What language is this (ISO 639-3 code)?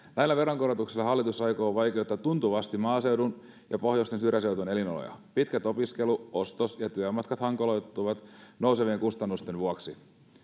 fin